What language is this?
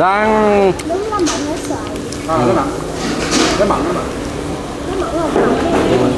Vietnamese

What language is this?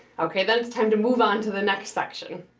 English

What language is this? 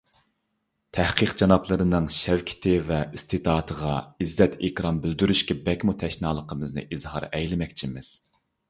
Uyghur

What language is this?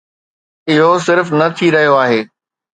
Sindhi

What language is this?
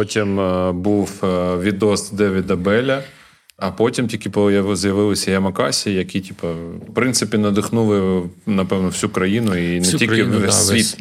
Ukrainian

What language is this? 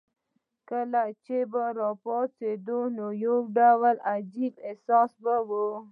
Pashto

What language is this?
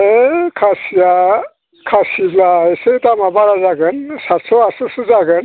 Bodo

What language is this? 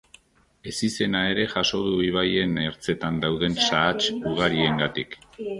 Basque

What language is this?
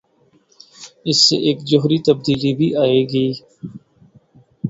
Urdu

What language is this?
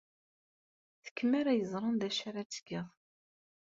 Kabyle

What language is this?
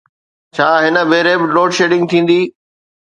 Sindhi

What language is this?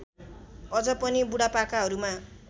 Nepali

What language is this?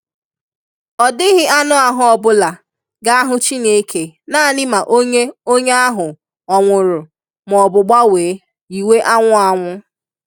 Igbo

